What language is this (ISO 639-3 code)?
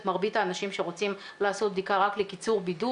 heb